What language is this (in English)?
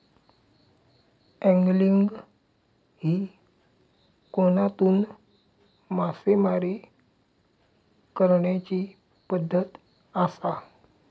Marathi